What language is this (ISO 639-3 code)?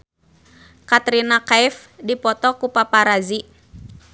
sun